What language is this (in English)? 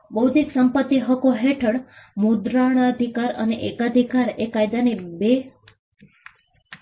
Gujarati